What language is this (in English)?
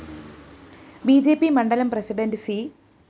Malayalam